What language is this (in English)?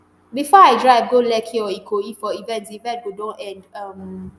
Nigerian Pidgin